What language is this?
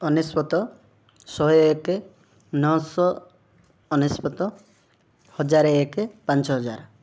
Odia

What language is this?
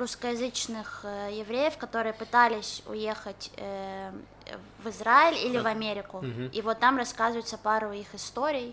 Russian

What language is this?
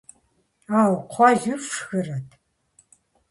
Kabardian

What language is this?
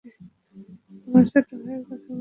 Bangla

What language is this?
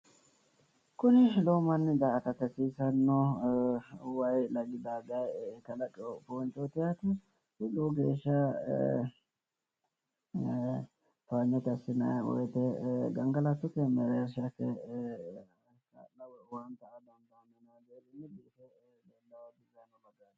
Sidamo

